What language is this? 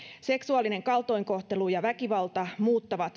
Finnish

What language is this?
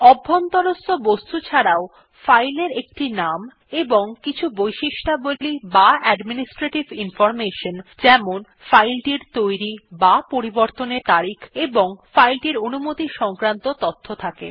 Bangla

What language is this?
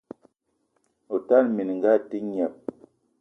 Eton (Cameroon)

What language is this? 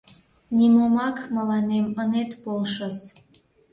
Mari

